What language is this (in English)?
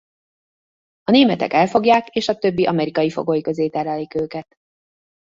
Hungarian